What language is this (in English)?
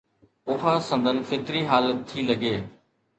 Sindhi